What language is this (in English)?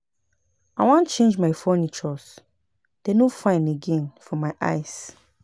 Nigerian Pidgin